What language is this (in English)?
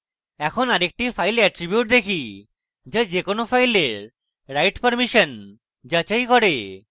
Bangla